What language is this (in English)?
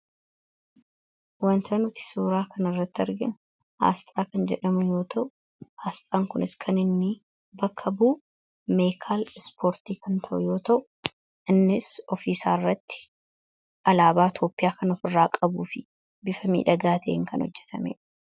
Oromo